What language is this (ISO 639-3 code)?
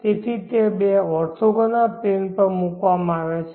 guj